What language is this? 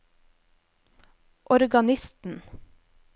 Norwegian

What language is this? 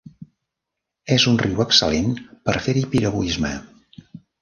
Catalan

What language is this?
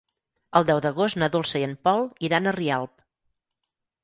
Catalan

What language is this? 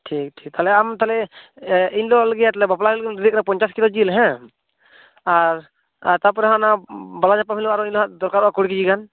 Santali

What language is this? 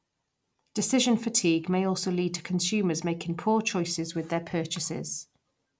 English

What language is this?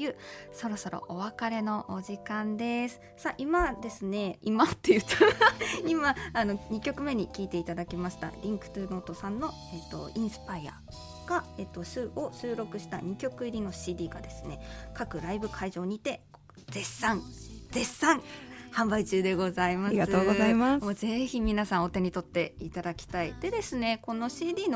Japanese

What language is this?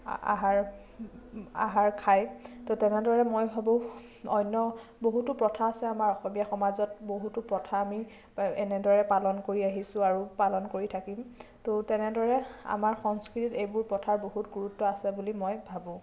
Assamese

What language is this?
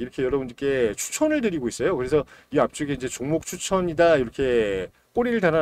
Korean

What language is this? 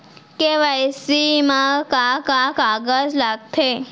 Chhattisgarhi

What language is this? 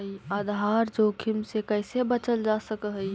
Magahi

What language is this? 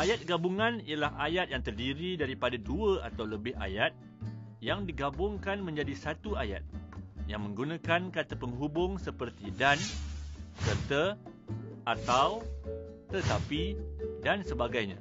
Malay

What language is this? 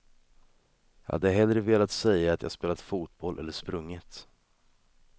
Swedish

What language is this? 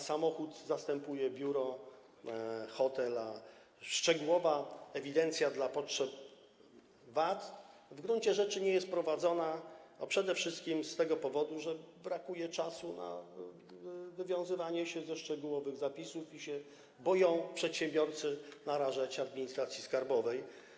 Polish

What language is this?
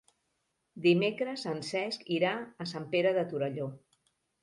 Catalan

